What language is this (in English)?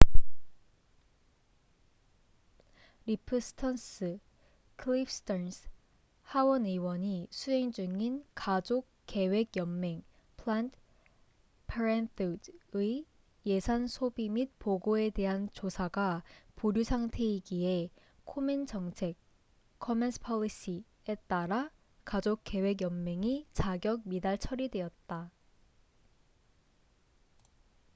Korean